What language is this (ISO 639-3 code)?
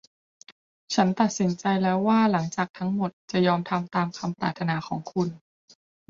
tha